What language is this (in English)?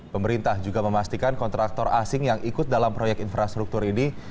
Indonesian